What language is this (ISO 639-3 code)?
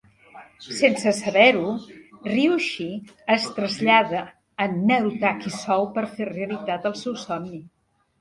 cat